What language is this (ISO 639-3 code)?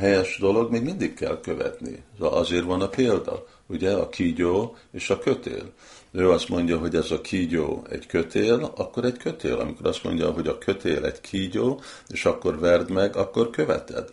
hun